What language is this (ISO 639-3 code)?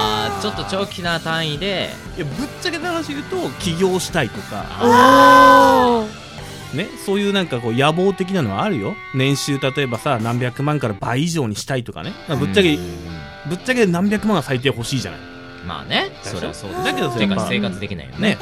jpn